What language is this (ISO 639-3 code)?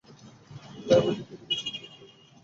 ben